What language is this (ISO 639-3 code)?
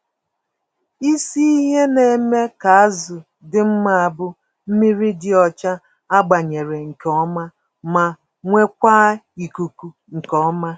ibo